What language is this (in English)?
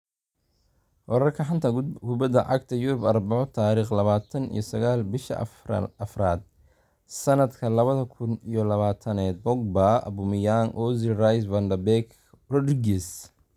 Somali